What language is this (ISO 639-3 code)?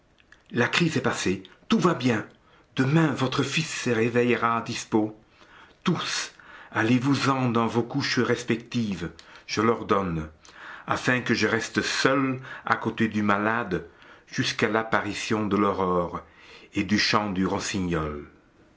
fra